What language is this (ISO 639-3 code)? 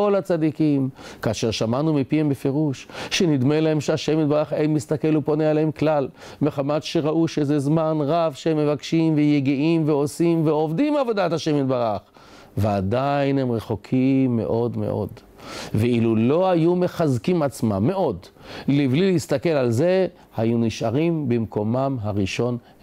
heb